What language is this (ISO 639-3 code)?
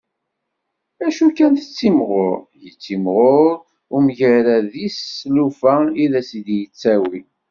kab